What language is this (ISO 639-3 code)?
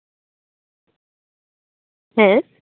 sat